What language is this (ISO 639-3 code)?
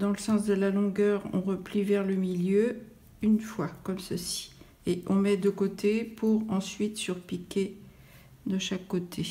fra